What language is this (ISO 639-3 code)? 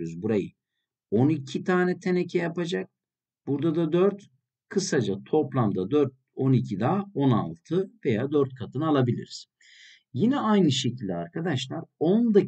tur